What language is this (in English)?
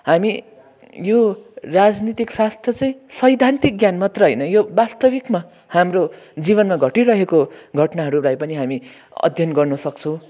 Nepali